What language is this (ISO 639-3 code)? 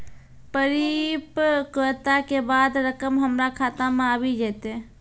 mai